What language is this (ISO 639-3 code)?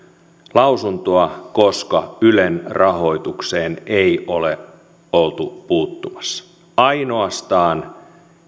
fin